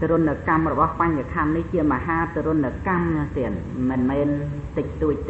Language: Thai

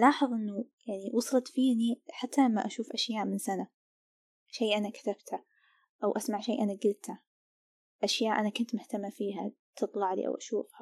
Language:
Arabic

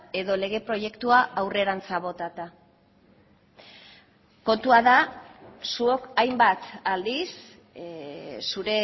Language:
Basque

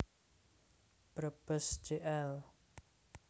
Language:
Javanese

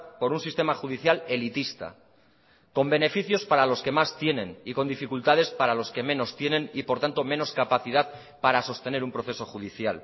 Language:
Spanish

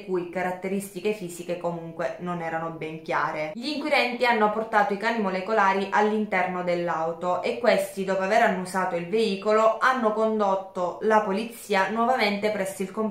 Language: Italian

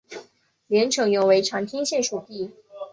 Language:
Chinese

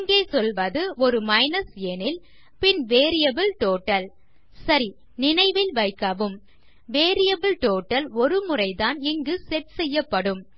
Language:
Tamil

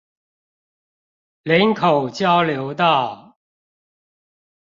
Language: Chinese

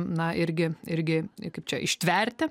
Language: Lithuanian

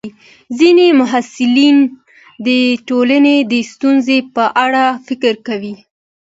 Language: Pashto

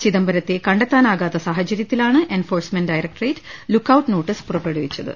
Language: Malayalam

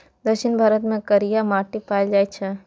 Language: Maithili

